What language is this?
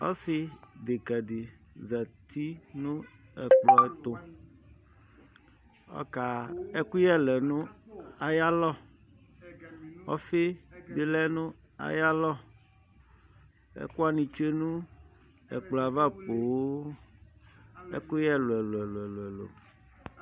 Ikposo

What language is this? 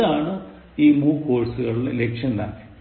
Malayalam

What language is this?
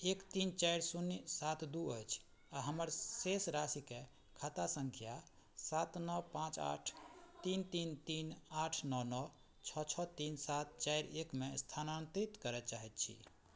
Maithili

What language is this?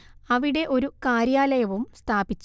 Malayalam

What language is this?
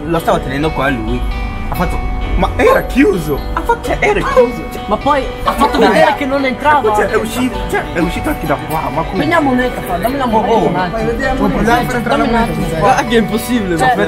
Italian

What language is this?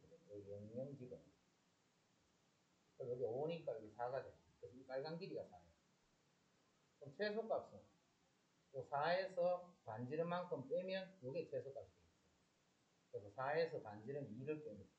Korean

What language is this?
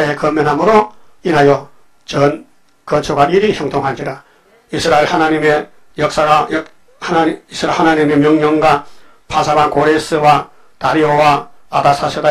Korean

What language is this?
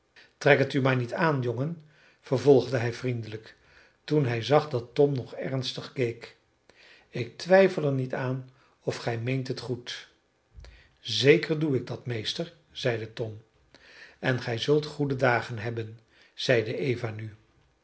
Dutch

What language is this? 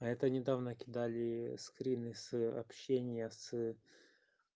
Russian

